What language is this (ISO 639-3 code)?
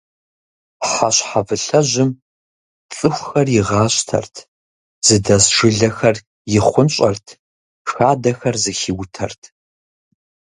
kbd